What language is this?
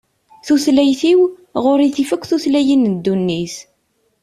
Kabyle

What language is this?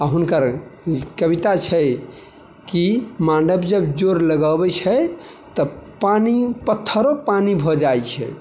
Maithili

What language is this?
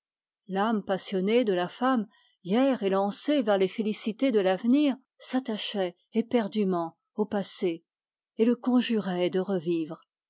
French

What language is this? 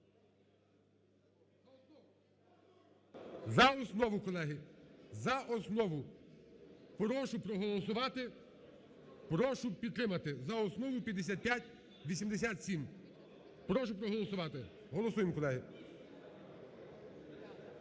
Ukrainian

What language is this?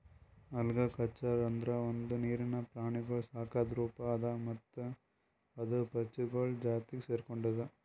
Kannada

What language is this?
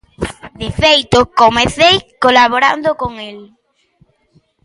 Galician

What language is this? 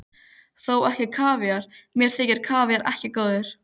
Icelandic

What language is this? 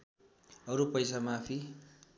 Nepali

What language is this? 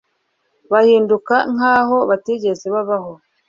Kinyarwanda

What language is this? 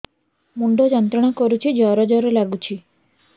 Odia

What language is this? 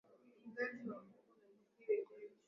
Swahili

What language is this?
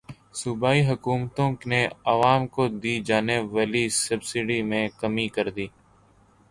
Urdu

